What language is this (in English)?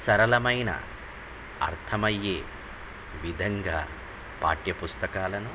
Telugu